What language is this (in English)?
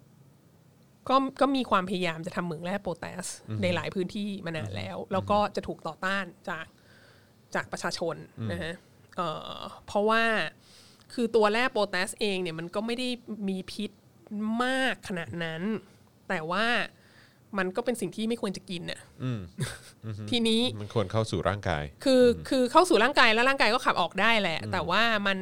Thai